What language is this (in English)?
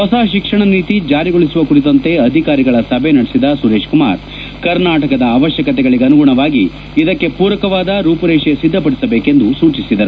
Kannada